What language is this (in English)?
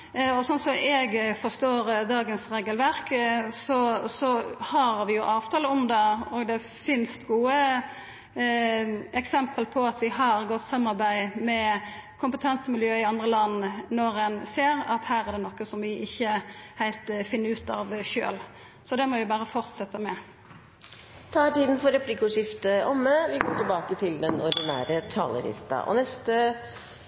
Norwegian